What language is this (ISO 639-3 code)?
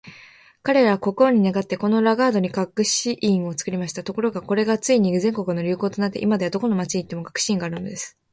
jpn